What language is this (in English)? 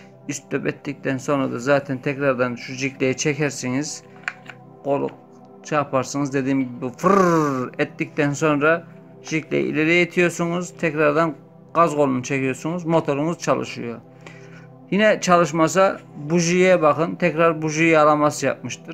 Turkish